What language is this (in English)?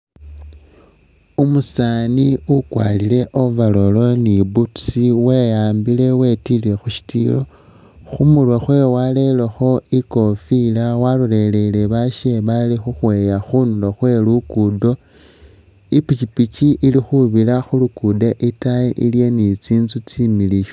Masaaba